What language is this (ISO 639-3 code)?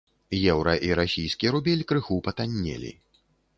bel